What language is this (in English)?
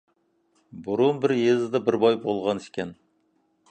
Uyghur